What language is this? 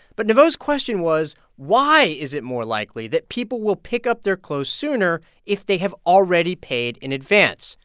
English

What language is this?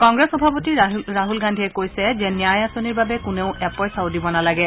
Assamese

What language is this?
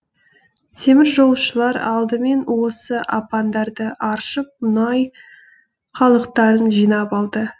Kazakh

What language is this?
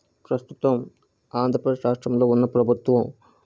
Telugu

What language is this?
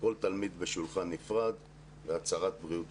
Hebrew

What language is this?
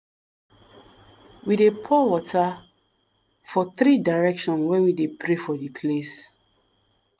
Nigerian Pidgin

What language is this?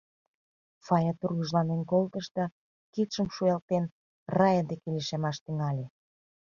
Mari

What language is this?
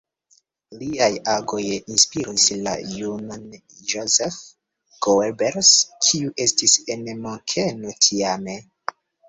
Esperanto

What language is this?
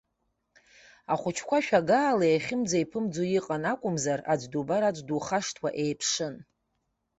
Abkhazian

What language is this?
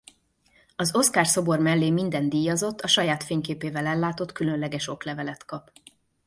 Hungarian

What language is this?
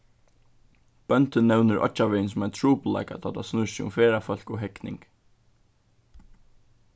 Faroese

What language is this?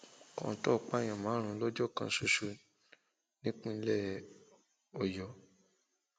Yoruba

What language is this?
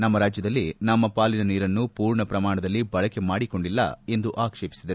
Kannada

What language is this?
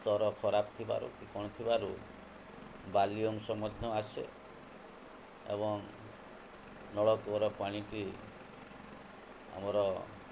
Odia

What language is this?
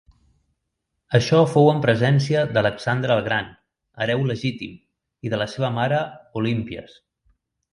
Catalan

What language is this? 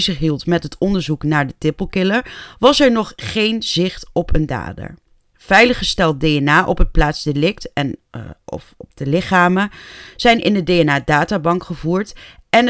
Dutch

